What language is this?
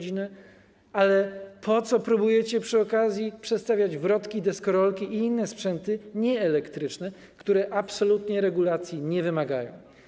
Polish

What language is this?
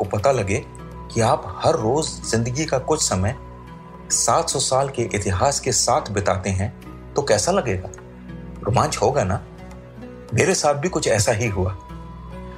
Hindi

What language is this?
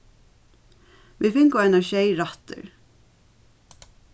Faroese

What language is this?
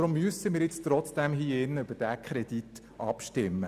Swiss German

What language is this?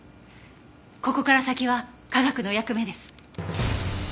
Japanese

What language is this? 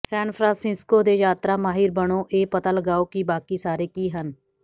Punjabi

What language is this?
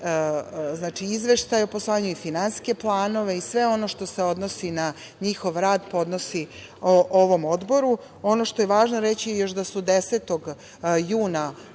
Serbian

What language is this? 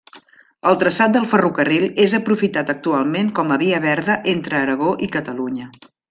Catalan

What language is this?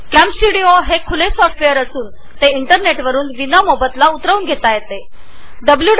Marathi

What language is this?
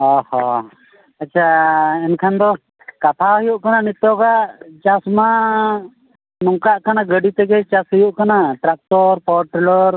Santali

